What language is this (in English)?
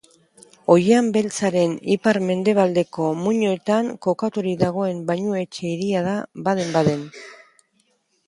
Basque